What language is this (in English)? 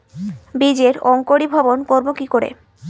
Bangla